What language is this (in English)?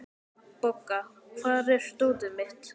Icelandic